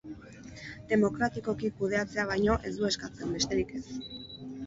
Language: Basque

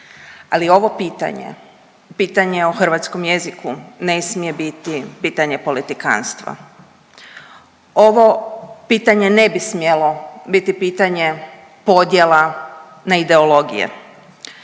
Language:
Croatian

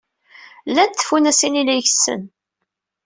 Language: Kabyle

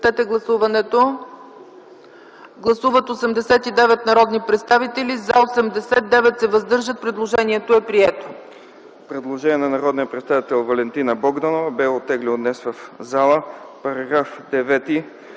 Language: Bulgarian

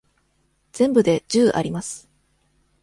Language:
Japanese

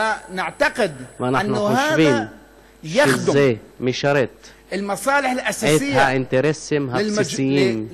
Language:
Hebrew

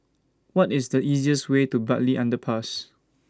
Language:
English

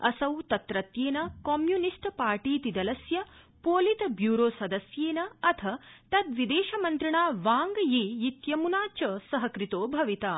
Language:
Sanskrit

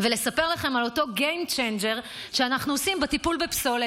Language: Hebrew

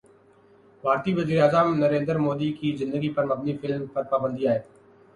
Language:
Urdu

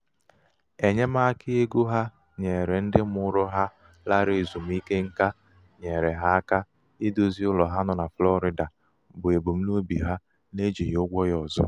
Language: Igbo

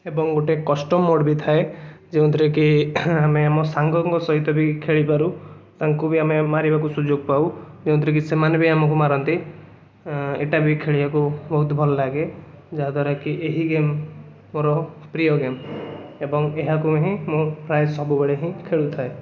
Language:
Odia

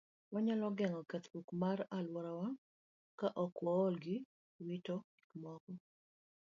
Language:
Luo (Kenya and Tanzania)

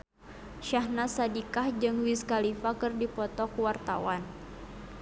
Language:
Sundanese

